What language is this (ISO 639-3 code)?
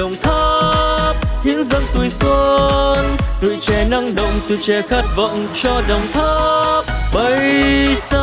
vie